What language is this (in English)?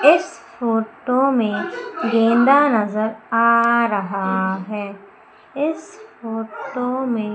Hindi